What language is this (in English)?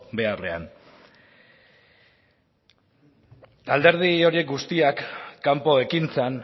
Basque